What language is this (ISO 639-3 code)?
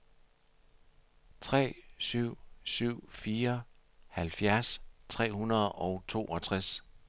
dan